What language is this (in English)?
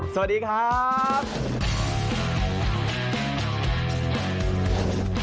Thai